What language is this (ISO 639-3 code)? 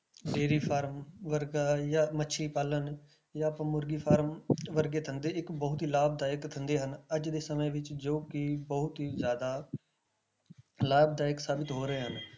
pan